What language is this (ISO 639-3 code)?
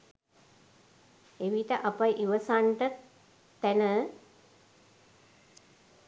sin